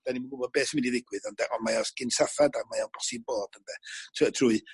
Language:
Welsh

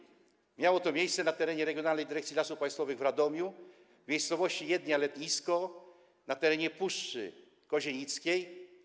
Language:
Polish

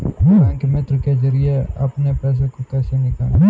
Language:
Hindi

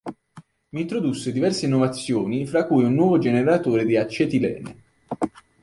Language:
Italian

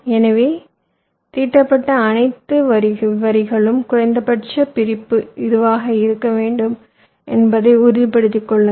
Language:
Tamil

